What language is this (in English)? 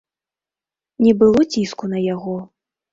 Belarusian